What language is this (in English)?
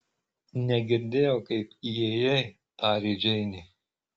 Lithuanian